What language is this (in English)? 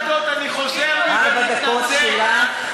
Hebrew